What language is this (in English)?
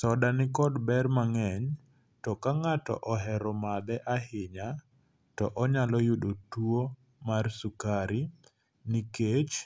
Luo (Kenya and Tanzania)